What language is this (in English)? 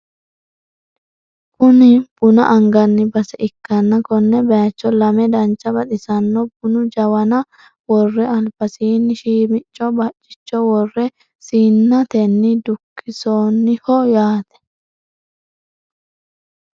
Sidamo